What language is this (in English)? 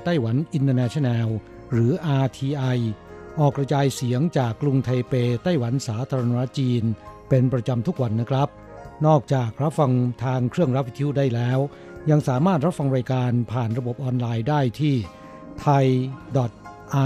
Thai